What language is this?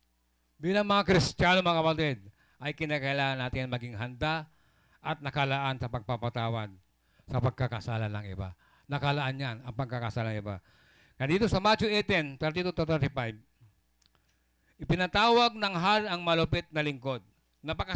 Filipino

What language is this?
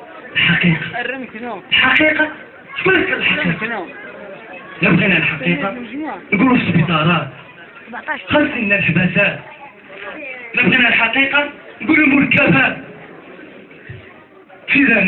Arabic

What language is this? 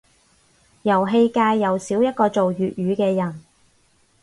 Cantonese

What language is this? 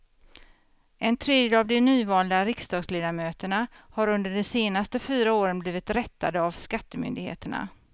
Swedish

